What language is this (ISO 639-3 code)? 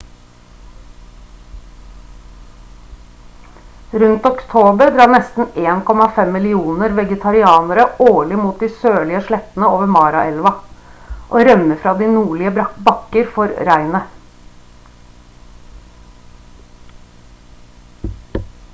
nob